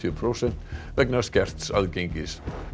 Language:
Icelandic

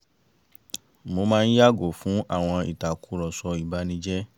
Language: Yoruba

